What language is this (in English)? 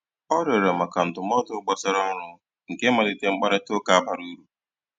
Igbo